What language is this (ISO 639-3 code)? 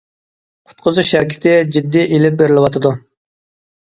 uig